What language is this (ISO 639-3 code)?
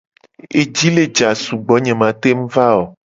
gej